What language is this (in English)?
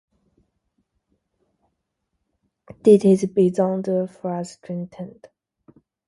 Dutch